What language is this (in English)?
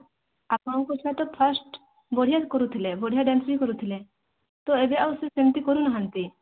Odia